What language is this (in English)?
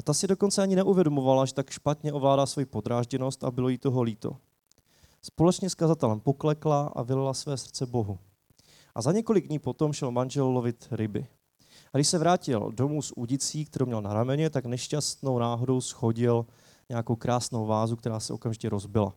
Czech